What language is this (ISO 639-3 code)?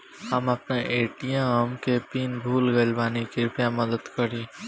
bho